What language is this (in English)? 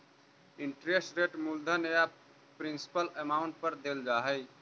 Magahi